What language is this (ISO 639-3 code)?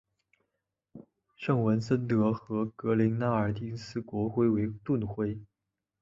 zho